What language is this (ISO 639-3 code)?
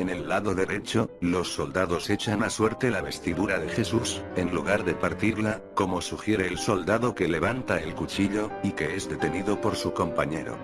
spa